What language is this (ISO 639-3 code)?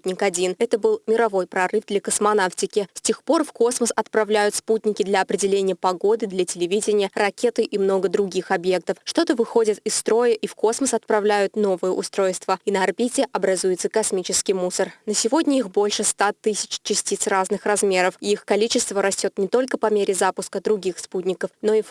rus